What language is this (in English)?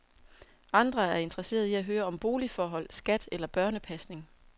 Danish